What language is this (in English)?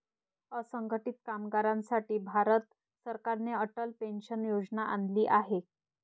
Marathi